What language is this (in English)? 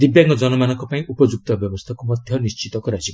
Odia